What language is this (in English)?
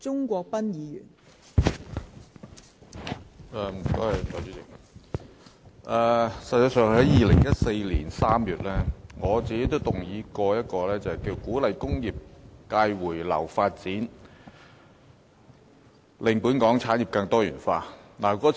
Cantonese